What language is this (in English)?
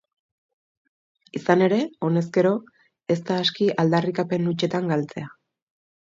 Basque